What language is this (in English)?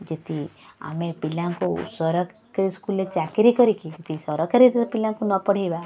Odia